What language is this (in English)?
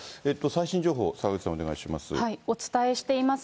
Japanese